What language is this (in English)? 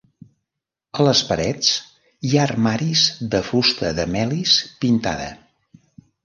Catalan